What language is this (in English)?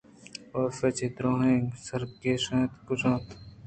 Eastern Balochi